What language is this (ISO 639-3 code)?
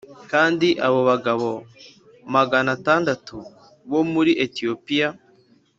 kin